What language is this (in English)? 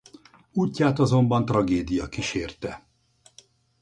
Hungarian